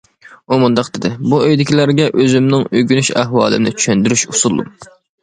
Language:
Uyghur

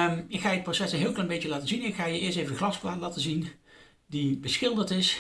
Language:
Dutch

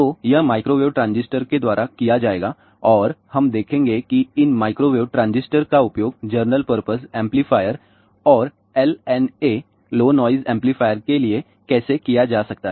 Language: Hindi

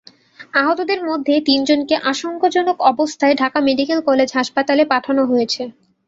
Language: Bangla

